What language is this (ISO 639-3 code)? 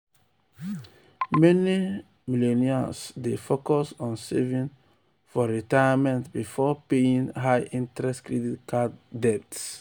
pcm